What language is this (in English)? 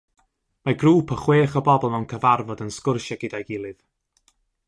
Welsh